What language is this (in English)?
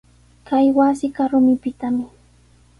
Sihuas Ancash Quechua